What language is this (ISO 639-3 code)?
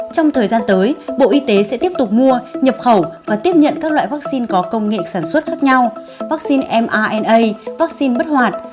vie